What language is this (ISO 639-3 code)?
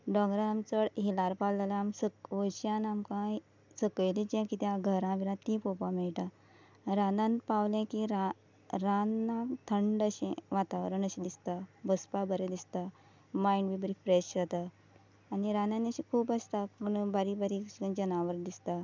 kok